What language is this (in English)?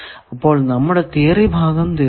Malayalam